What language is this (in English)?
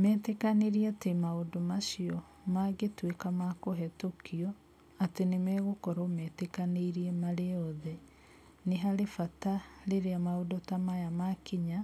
Kikuyu